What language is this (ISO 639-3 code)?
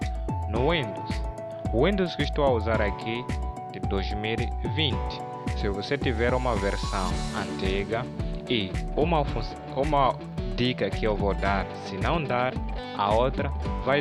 por